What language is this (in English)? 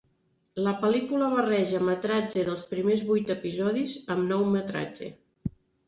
Catalan